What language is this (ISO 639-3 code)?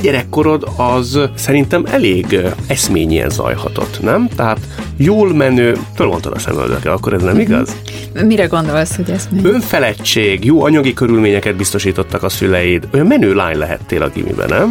hun